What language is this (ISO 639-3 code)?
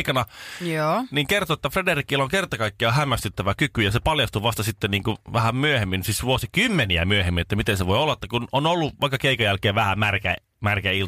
fin